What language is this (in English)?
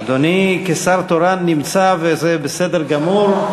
Hebrew